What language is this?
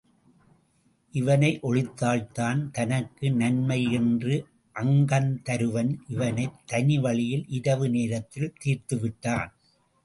Tamil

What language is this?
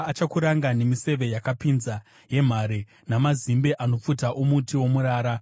Shona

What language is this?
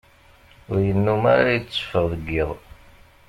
Kabyle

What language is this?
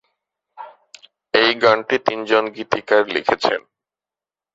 Bangla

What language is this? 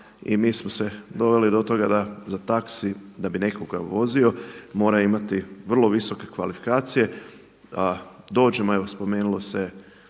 Croatian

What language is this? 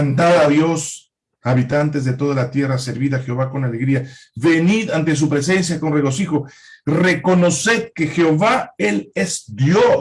Spanish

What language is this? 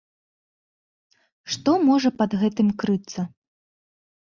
Belarusian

